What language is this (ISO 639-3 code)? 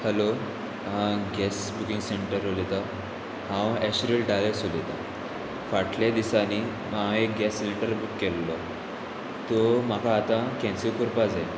kok